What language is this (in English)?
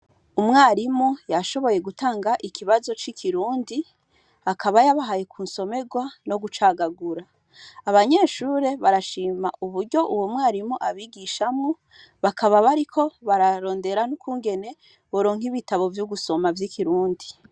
Rundi